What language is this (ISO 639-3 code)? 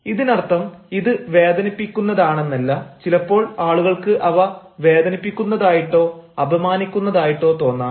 mal